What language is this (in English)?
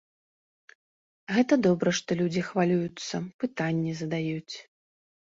Belarusian